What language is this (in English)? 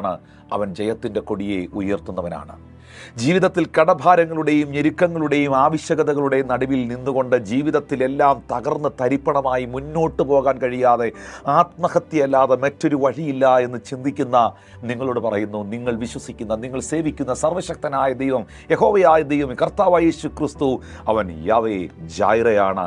Malayalam